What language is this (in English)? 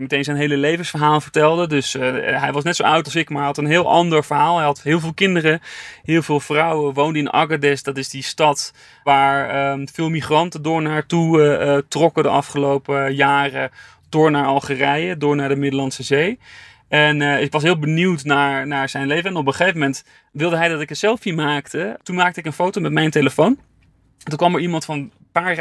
Dutch